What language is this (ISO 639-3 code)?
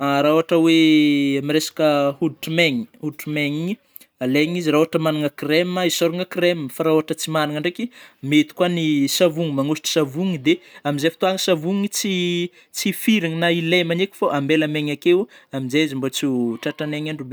bmm